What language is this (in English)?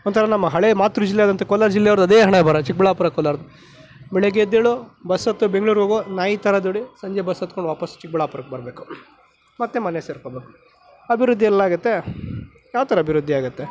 Kannada